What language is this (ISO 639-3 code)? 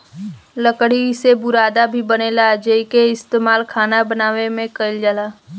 bho